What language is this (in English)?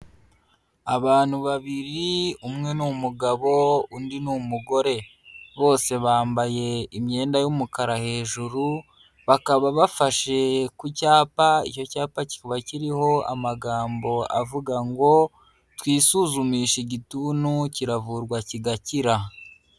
Kinyarwanda